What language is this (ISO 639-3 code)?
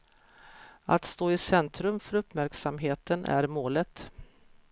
swe